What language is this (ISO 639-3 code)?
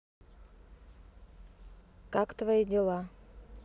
rus